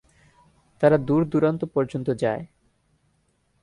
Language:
Bangla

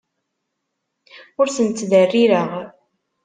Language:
Kabyle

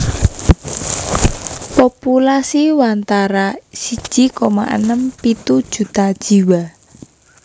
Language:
Javanese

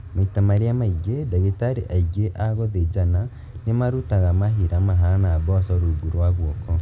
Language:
Kikuyu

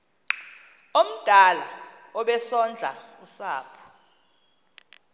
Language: Xhosa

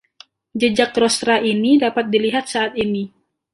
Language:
Indonesian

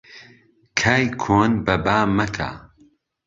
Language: Central Kurdish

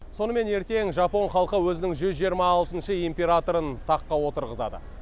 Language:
Kazakh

